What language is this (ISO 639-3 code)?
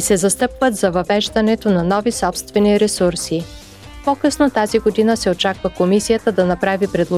bul